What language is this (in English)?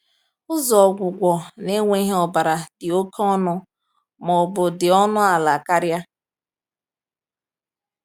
Igbo